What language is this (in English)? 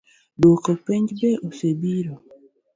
Luo (Kenya and Tanzania)